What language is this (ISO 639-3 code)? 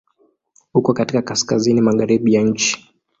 swa